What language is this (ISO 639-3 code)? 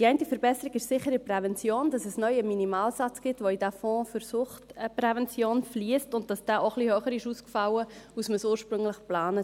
gsw